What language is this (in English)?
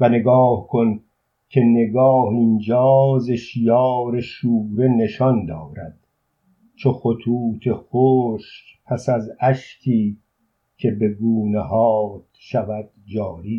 Persian